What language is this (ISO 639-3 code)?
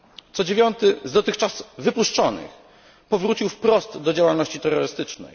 pol